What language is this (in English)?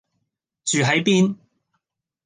Cantonese